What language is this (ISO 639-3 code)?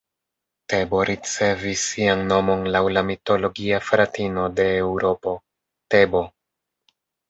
epo